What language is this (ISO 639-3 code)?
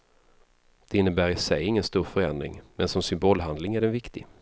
swe